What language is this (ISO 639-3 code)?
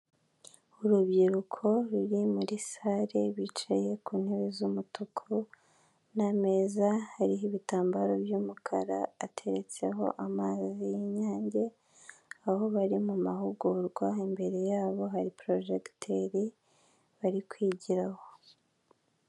kin